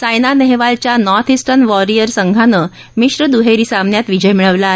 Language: Marathi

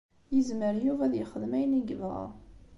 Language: Kabyle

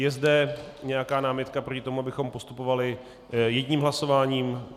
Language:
Czech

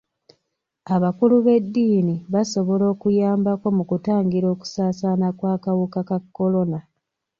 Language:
Ganda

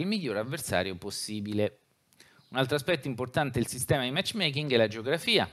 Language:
Italian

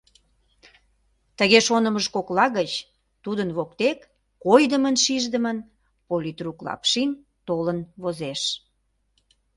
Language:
Mari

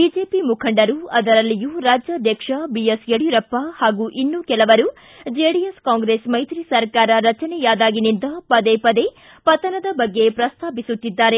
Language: Kannada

